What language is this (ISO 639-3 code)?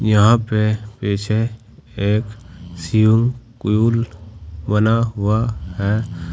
hin